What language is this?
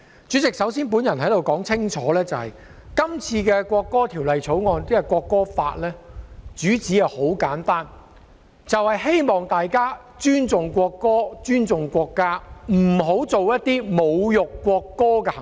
Cantonese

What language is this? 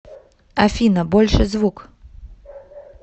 Russian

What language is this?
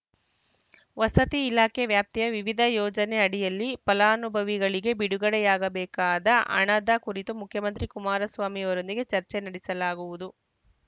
Kannada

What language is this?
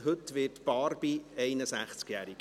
Swiss German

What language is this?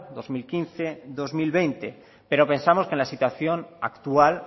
Spanish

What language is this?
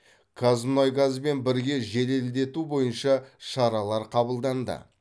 Kazakh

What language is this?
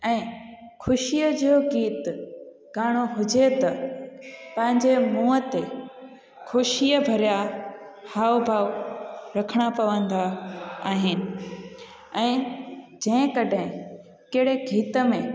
Sindhi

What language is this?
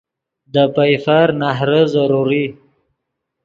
Yidgha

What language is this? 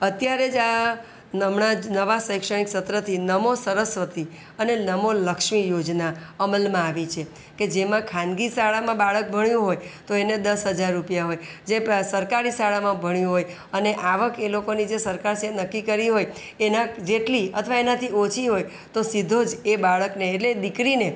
Gujarati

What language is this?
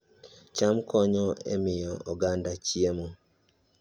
Luo (Kenya and Tanzania)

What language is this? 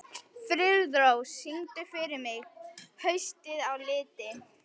Icelandic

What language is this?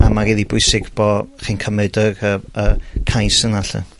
Welsh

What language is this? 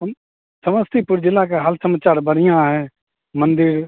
Maithili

